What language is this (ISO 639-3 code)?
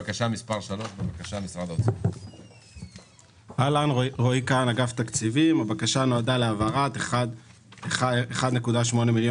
heb